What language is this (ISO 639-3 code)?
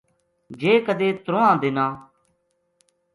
gju